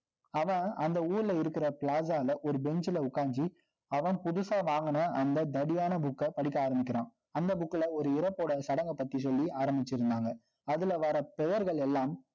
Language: Tamil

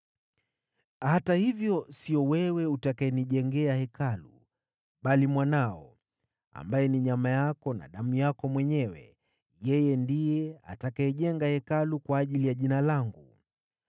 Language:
Swahili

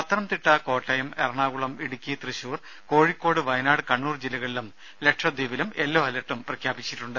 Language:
Malayalam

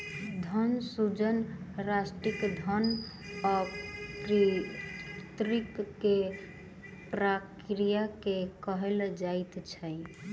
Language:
Maithili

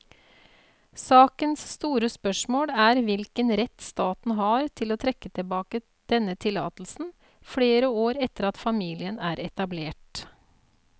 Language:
Norwegian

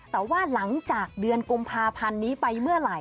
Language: Thai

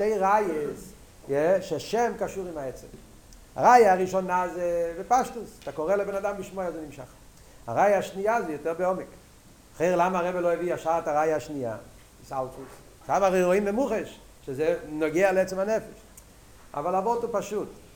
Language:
Hebrew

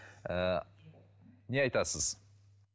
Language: Kazakh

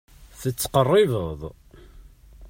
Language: Kabyle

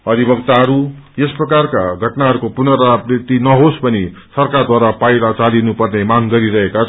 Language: Nepali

